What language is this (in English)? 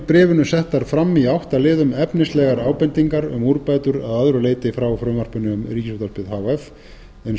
Icelandic